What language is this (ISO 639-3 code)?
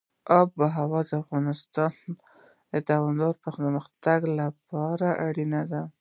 pus